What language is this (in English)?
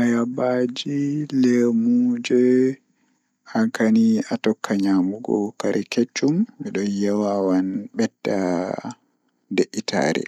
Fula